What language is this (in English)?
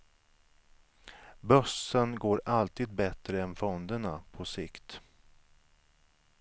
Swedish